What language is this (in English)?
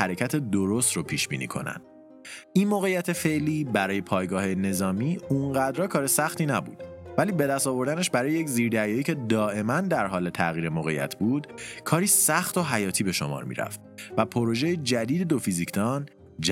Persian